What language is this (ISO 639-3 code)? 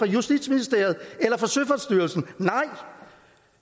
dan